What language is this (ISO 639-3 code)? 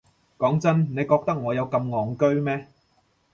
yue